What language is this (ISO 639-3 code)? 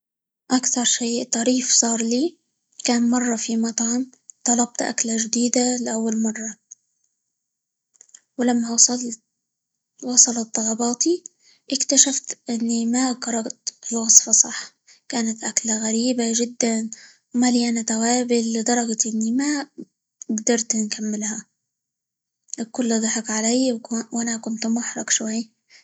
ayl